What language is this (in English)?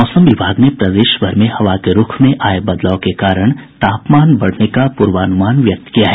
Hindi